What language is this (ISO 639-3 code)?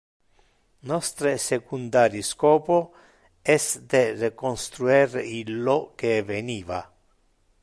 ina